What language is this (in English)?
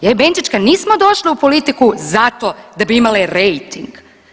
Croatian